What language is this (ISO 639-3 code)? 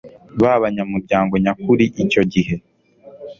kin